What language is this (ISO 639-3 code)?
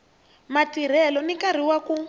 tso